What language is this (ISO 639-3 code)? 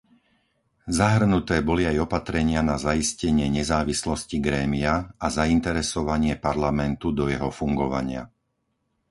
slk